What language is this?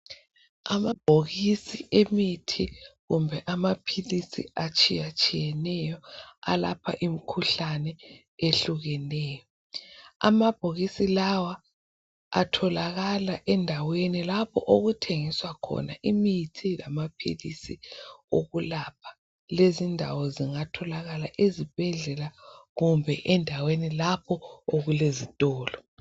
North Ndebele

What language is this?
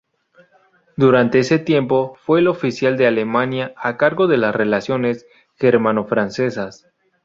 Spanish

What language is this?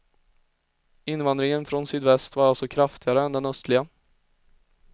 Swedish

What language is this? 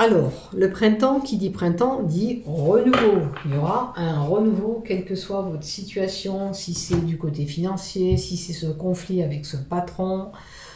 French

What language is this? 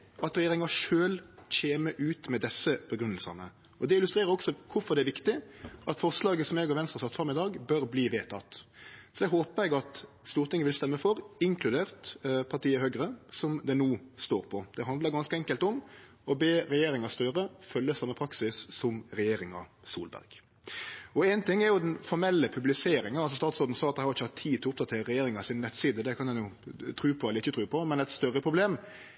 Norwegian Nynorsk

